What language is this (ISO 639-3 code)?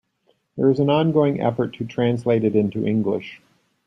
eng